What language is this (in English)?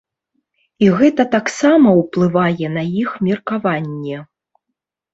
Belarusian